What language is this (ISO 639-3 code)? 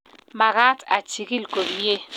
kln